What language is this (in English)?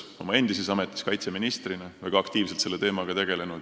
Estonian